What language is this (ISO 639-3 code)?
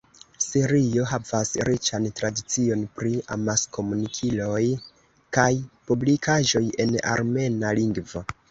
epo